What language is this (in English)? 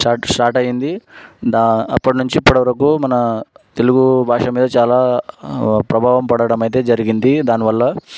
Telugu